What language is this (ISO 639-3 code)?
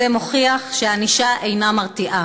heb